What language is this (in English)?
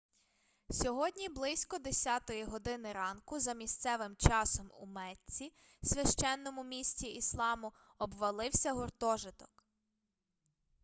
Ukrainian